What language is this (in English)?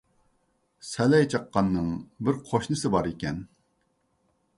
Uyghur